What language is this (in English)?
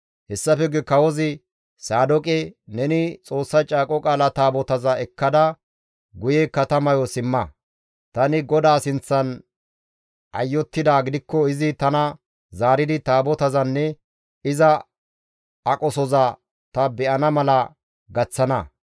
Gamo